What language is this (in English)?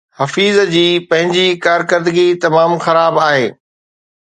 Sindhi